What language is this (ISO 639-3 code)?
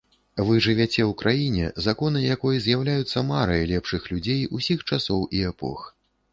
bel